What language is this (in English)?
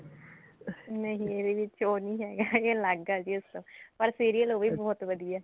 Punjabi